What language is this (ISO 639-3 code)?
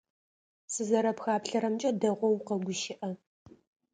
ady